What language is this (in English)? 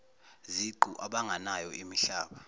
Zulu